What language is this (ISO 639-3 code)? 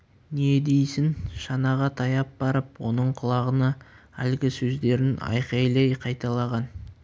kaz